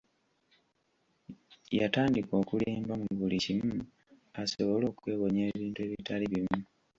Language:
Ganda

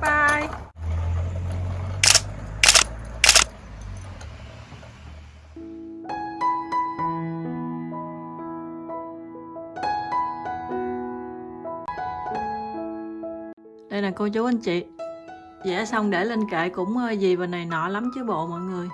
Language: Vietnamese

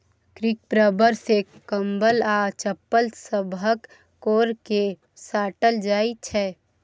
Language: Maithili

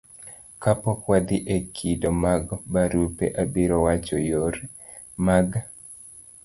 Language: Luo (Kenya and Tanzania)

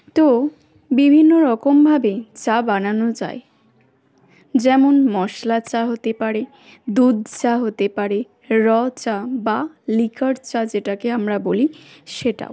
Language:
Bangla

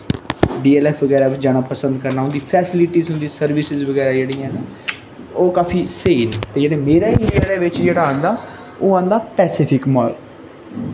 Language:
Dogri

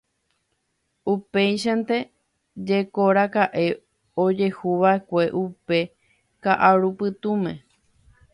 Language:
Guarani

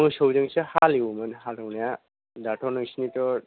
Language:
Bodo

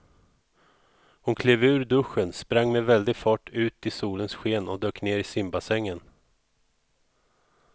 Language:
Swedish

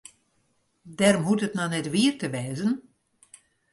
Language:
Western Frisian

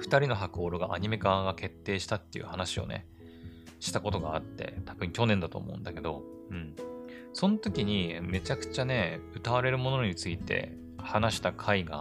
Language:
Japanese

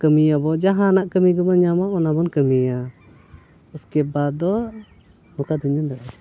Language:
Santali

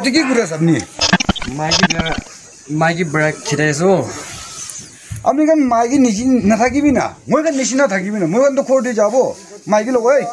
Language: Korean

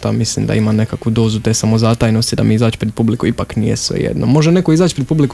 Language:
Croatian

